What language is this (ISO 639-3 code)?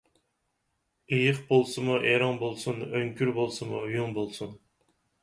uig